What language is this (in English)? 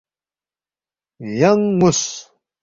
Balti